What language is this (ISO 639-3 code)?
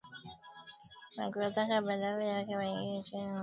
swa